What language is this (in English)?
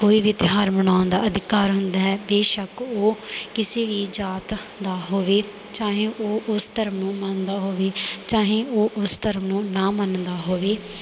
Punjabi